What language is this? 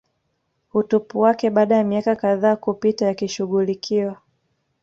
Swahili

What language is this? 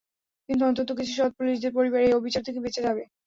Bangla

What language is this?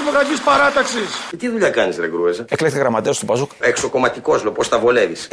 Greek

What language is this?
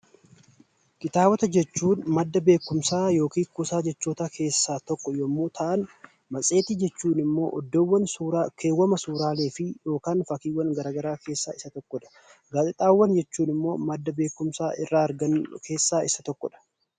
Oromo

